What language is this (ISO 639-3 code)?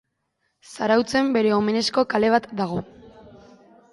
eus